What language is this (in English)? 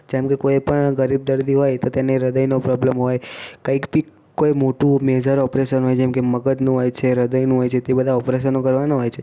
Gujarati